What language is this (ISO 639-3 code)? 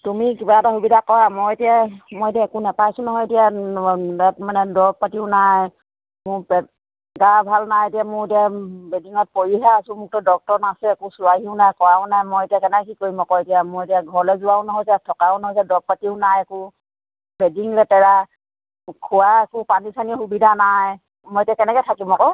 asm